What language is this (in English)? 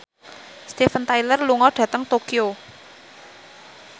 Javanese